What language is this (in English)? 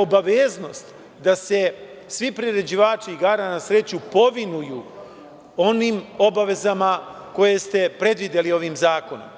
Serbian